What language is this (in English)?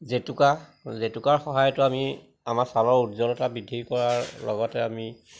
Assamese